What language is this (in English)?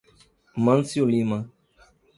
Portuguese